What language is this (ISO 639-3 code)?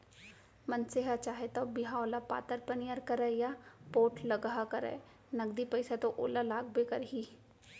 hne